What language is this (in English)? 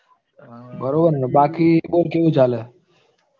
Gujarati